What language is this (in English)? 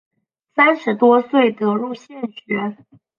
Chinese